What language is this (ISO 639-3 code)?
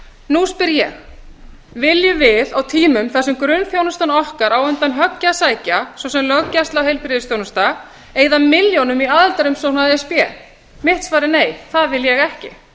isl